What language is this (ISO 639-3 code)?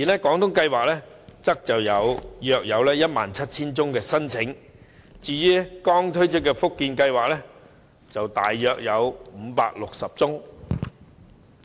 yue